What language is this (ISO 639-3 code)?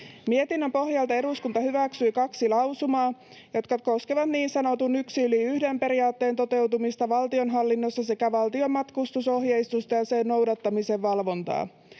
fin